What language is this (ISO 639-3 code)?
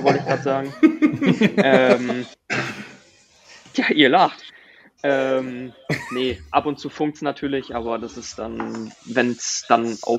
deu